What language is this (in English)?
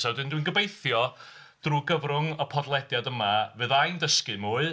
Welsh